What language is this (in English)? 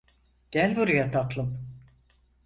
Turkish